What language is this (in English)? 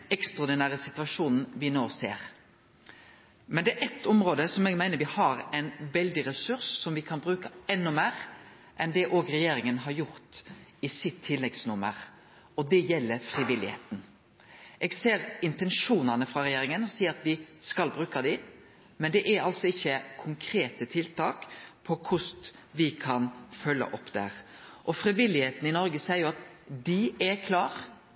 Norwegian Nynorsk